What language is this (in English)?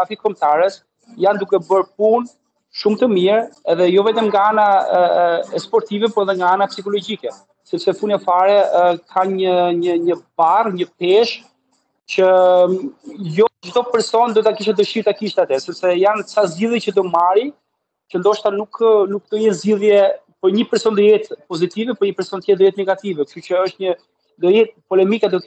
Romanian